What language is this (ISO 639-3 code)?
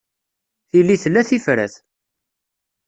kab